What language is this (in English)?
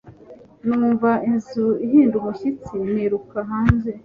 Kinyarwanda